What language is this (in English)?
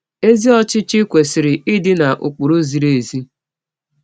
Igbo